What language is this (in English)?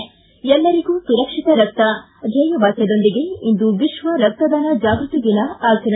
Kannada